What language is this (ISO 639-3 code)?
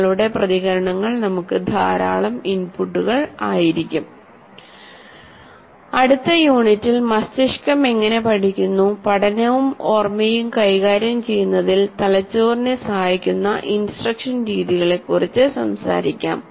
mal